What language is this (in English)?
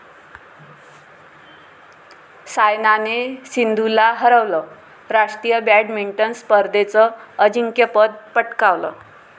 Marathi